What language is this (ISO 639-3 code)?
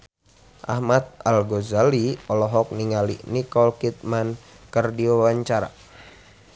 sun